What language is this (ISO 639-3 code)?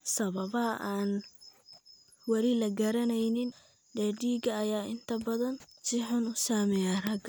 som